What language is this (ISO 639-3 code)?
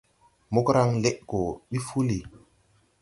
tui